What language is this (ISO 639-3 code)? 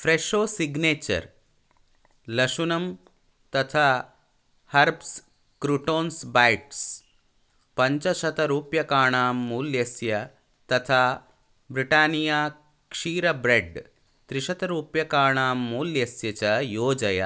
san